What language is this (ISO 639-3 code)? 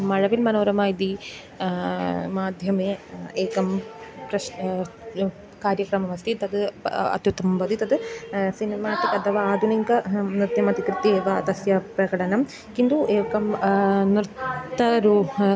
san